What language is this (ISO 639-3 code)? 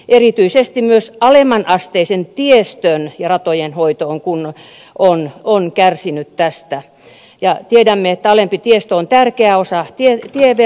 fin